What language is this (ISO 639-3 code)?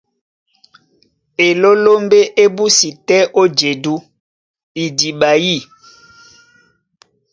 dua